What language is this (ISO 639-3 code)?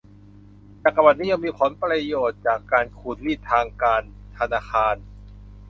tha